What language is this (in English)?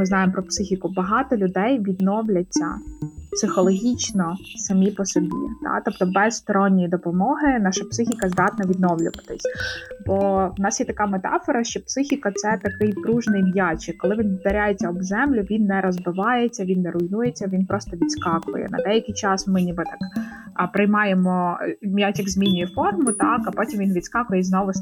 Ukrainian